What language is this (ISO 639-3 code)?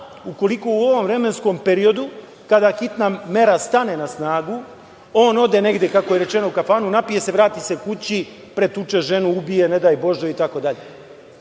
srp